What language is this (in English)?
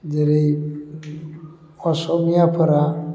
Bodo